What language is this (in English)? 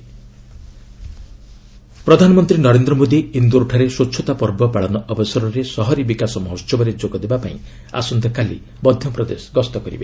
Odia